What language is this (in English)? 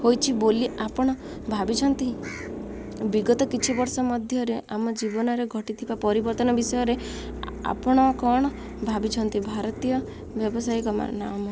Odia